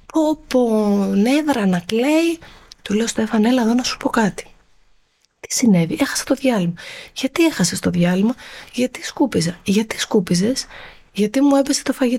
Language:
Greek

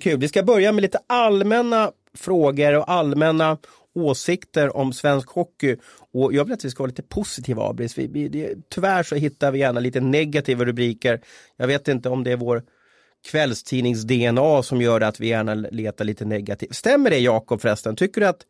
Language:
Swedish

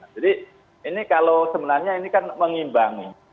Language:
Indonesian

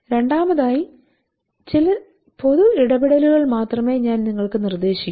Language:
Malayalam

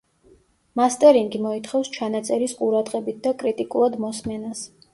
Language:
Georgian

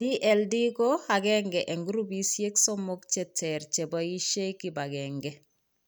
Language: Kalenjin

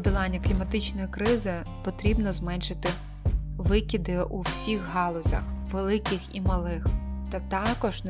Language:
Ukrainian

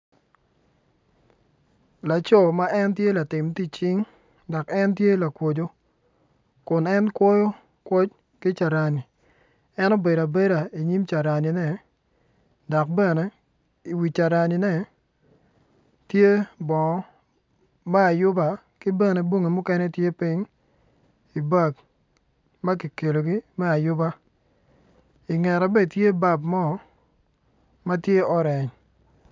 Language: Acoli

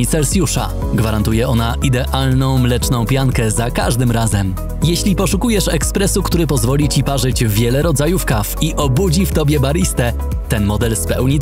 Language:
Polish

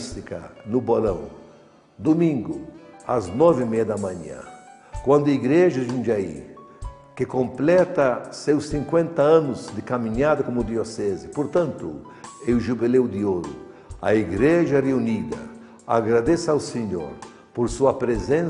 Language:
Portuguese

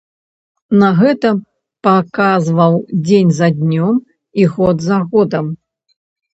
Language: Belarusian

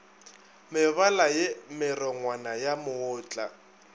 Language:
Northern Sotho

